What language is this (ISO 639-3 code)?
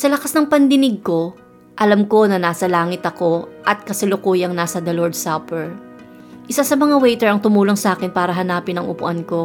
fil